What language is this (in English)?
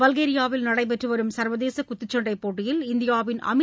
Tamil